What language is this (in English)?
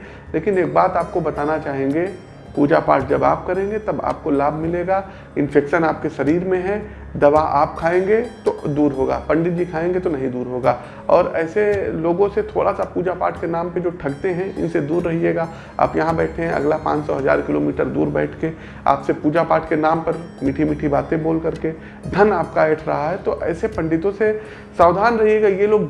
Hindi